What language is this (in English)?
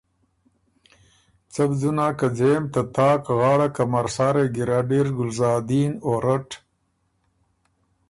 Ormuri